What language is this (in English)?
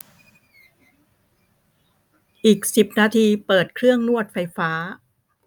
Thai